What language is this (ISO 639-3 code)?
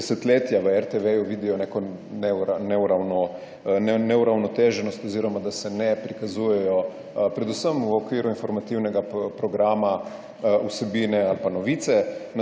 slv